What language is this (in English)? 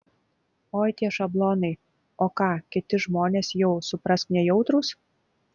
Lithuanian